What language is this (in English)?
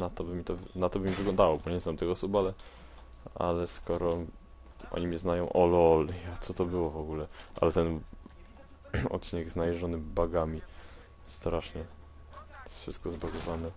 Polish